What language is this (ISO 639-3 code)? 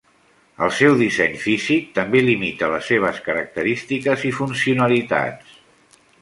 cat